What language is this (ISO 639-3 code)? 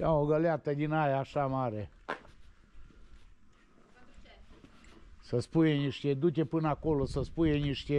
ron